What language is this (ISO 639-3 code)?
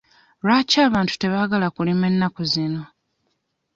lug